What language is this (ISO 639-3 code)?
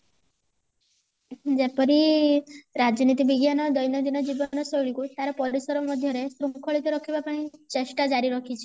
ori